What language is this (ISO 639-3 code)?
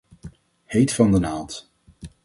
nld